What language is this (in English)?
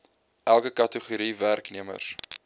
Afrikaans